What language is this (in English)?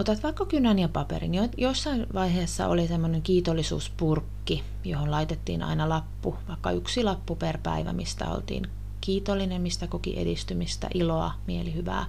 Finnish